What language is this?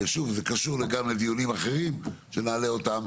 Hebrew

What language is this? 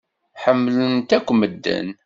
Kabyle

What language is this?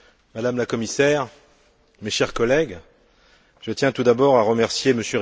French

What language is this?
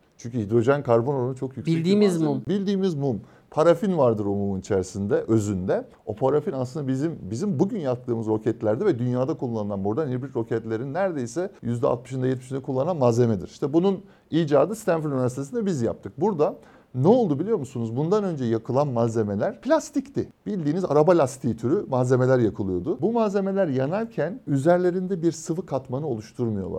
Turkish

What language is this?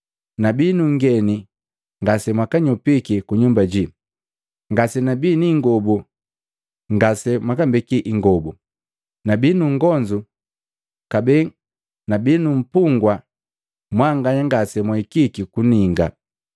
Matengo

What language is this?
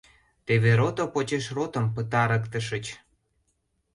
Mari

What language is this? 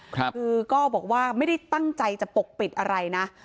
Thai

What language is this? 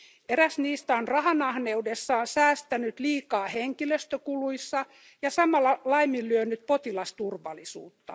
Finnish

